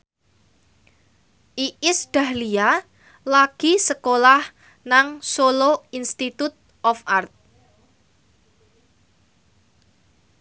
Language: Javanese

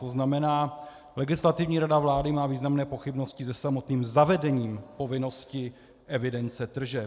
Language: Czech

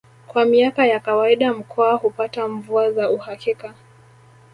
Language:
Swahili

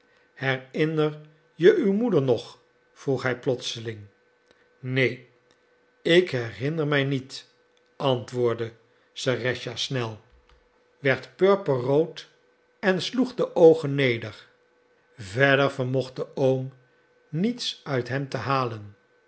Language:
Dutch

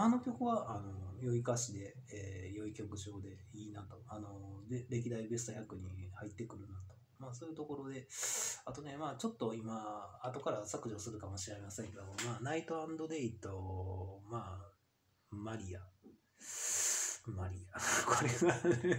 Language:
Japanese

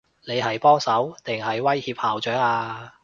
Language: Cantonese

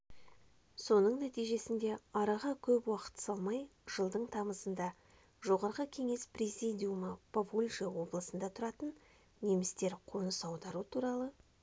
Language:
Kazakh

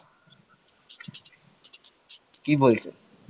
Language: Bangla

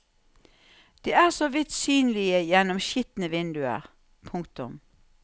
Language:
Norwegian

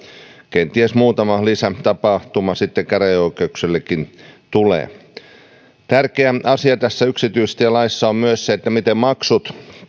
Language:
Finnish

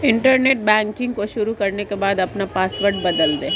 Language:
Hindi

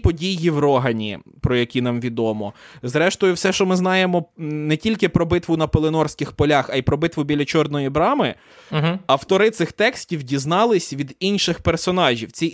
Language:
Ukrainian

